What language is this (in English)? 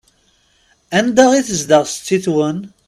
Kabyle